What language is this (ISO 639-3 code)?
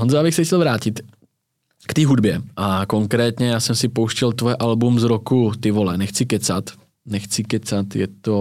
ces